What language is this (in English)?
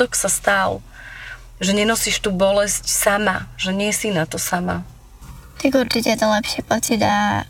Slovak